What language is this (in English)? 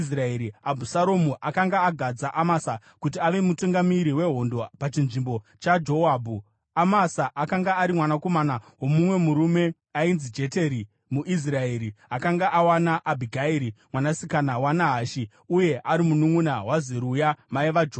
Shona